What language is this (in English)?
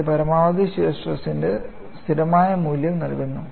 Malayalam